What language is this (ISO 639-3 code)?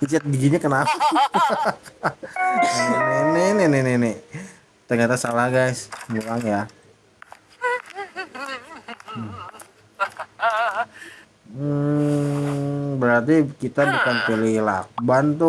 ind